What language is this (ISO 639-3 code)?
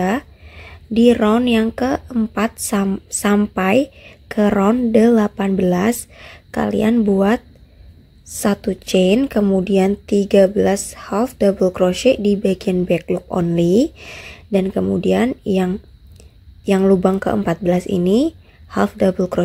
ind